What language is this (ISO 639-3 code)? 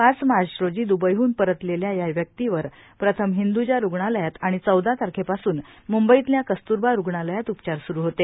mar